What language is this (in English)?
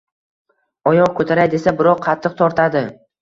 Uzbek